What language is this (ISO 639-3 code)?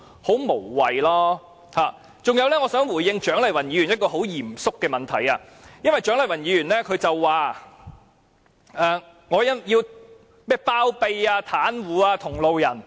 yue